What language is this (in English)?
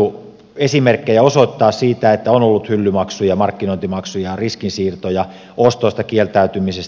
Finnish